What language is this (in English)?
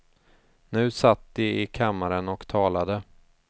Swedish